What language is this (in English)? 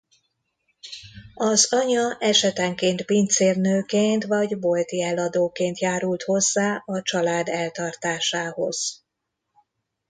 Hungarian